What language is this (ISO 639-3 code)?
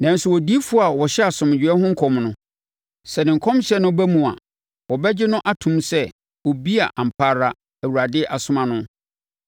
aka